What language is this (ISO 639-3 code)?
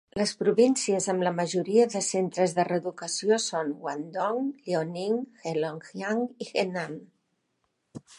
cat